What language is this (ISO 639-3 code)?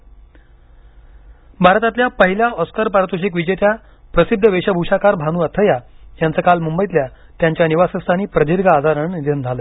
mar